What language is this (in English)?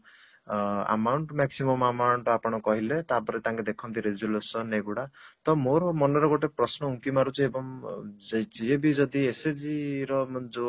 Odia